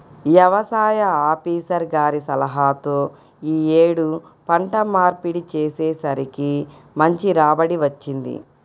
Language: Telugu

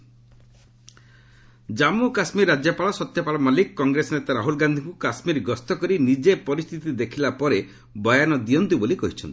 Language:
Odia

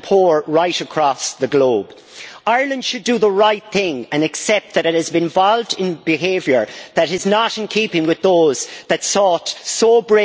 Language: English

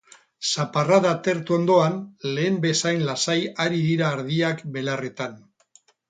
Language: Basque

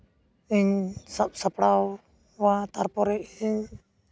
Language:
Santali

